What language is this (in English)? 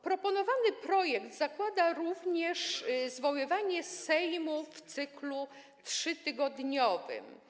Polish